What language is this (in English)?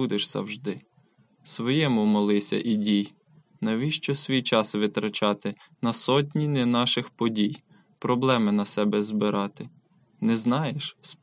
Ukrainian